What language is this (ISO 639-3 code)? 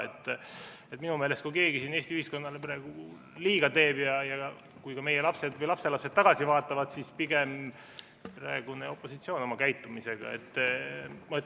est